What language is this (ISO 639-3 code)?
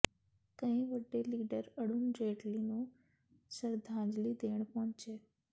pan